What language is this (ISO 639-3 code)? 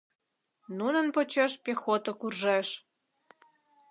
chm